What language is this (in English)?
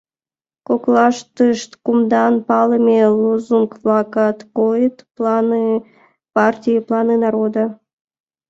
Mari